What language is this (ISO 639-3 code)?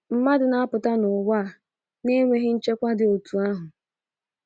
ibo